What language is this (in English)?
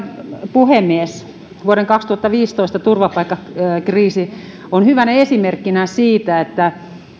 Finnish